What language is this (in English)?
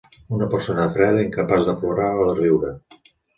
Catalan